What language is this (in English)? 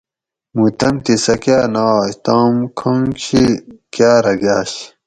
Gawri